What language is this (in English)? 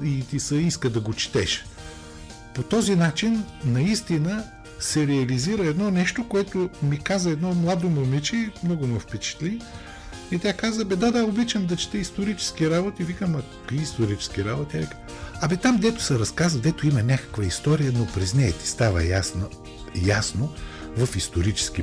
Bulgarian